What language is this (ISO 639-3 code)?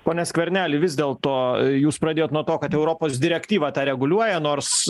lit